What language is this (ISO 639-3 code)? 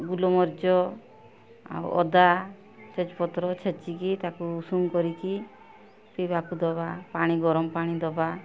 ori